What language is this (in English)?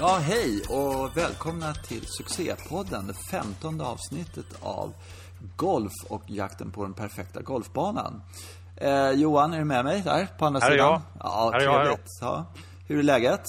Swedish